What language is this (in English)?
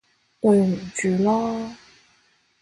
Cantonese